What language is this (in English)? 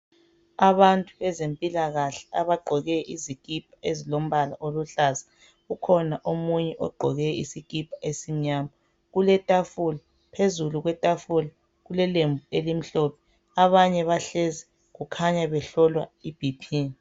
North Ndebele